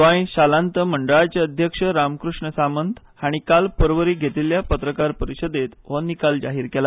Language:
Konkani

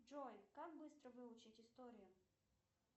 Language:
Russian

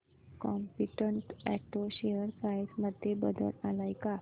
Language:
Marathi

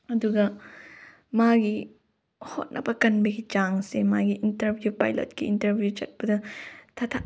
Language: Manipuri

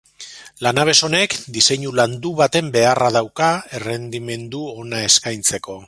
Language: Basque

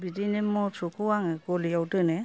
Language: Bodo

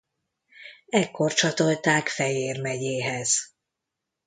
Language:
Hungarian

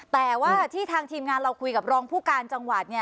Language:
Thai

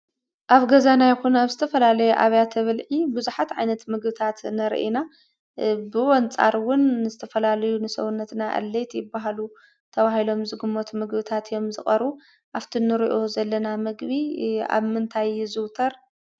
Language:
Tigrinya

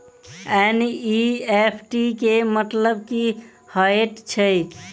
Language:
Maithili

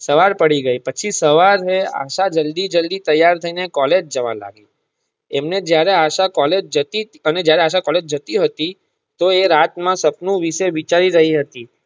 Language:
Gujarati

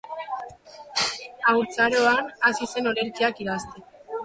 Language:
Basque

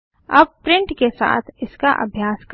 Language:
Hindi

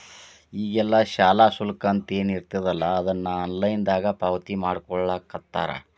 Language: Kannada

